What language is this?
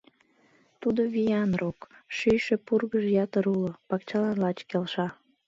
Mari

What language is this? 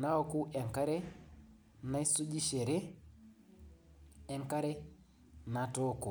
Masai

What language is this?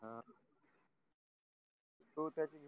Marathi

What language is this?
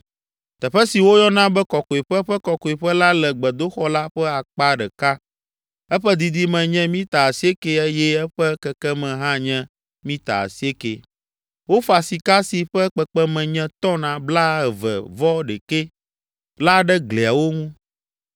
Ewe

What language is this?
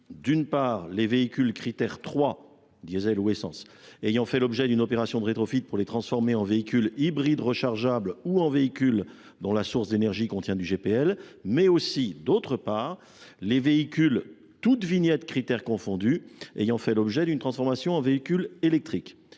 French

